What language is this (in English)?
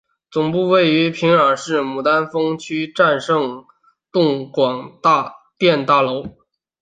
Chinese